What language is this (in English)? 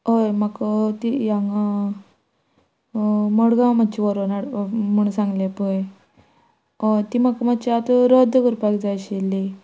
Konkani